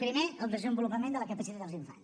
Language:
Catalan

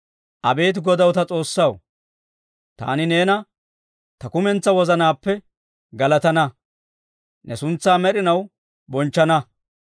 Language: Dawro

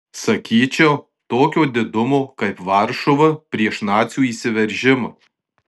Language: Lithuanian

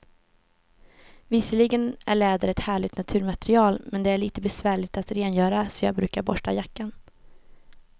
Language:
Swedish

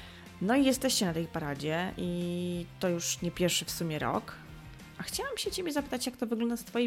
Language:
Polish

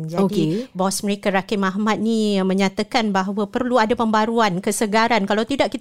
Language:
Malay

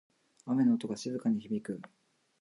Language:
Japanese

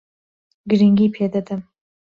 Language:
Central Kurdish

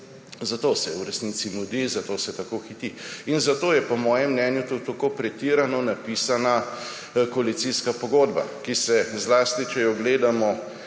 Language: Slovenian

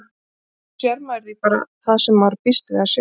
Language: Icelandic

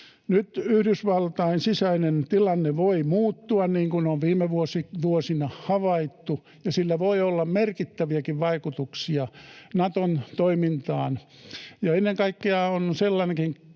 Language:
Finnish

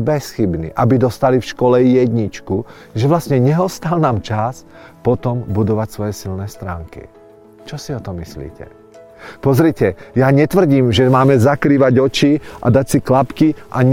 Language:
Czech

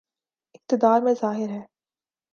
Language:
Urdu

